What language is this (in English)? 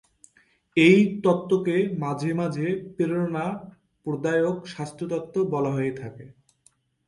Bangla